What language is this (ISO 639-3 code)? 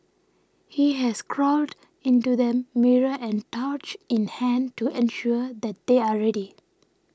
eng